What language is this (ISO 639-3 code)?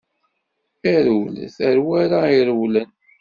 kab